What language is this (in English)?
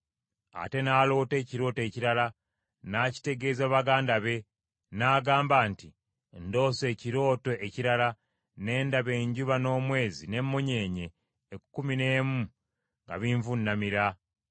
Ganda